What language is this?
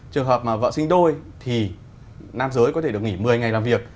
Vietnamese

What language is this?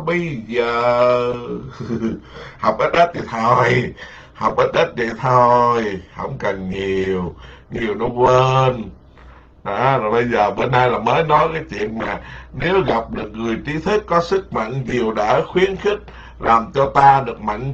Vietnamese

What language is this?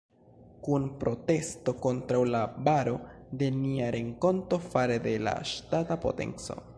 Esperanto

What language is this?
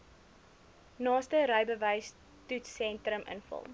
Afrikaans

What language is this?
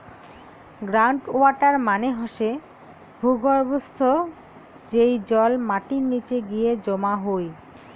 Bangla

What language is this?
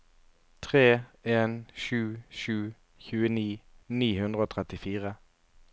Norwegian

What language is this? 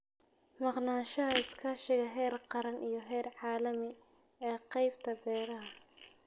Somali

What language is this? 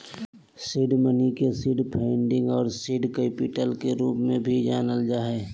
Magahi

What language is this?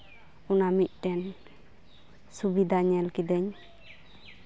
Santali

